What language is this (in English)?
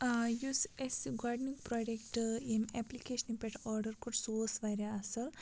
Kashmiri